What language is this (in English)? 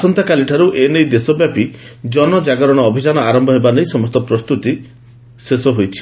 Odia